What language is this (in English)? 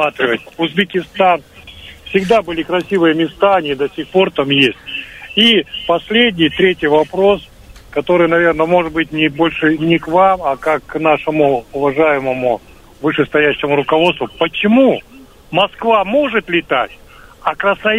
Russian